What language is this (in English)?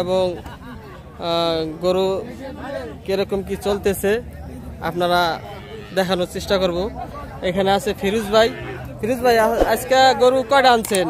Turkish